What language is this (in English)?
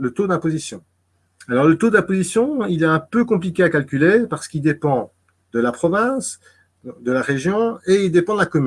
French